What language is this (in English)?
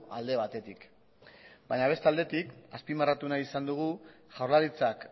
Basque